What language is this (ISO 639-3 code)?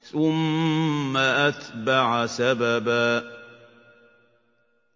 ara